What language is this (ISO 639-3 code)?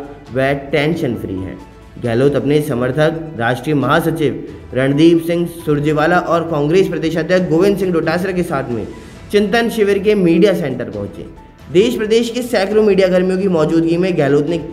hin